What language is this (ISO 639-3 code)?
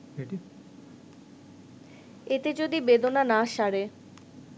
ben